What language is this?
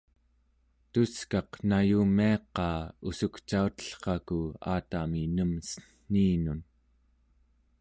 Central Yupik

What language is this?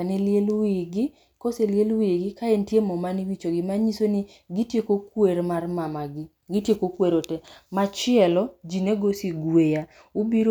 Luo (Kenya and Tanzania)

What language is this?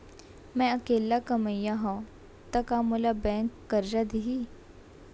Chhattisgarhi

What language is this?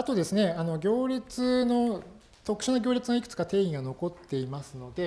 Japanese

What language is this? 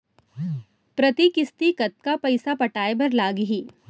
Chhattisgarhi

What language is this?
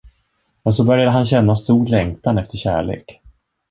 Swedish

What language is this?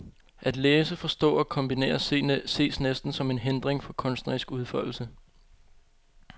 Danish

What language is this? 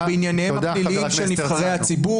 Hebrew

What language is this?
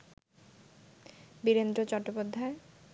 Bangla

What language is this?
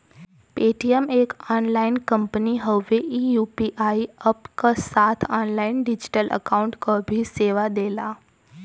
Bhojpuri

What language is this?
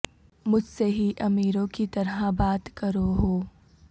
Urdu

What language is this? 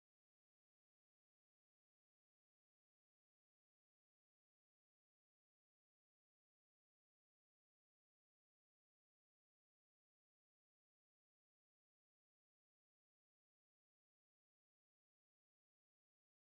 Kikuyu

